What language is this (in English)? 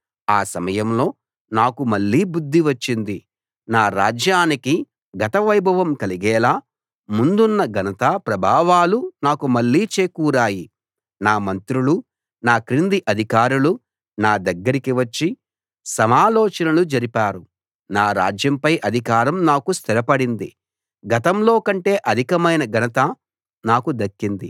Telugu